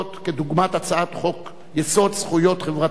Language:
Hebrew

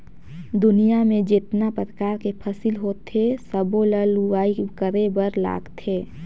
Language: Chhattisgarhi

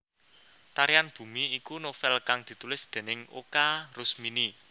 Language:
Javanese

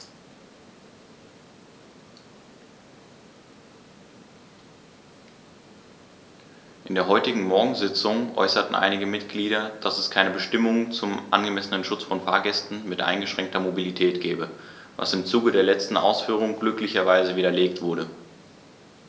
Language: German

